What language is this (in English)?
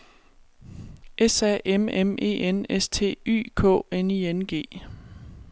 Danish